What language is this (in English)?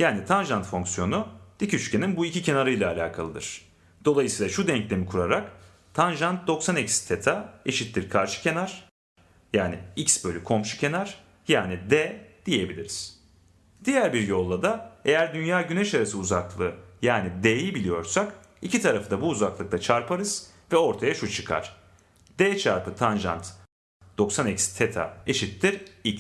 Turkish